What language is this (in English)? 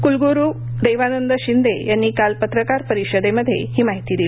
Marathi